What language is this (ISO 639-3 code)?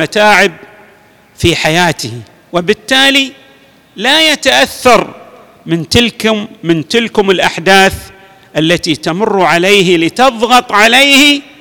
ara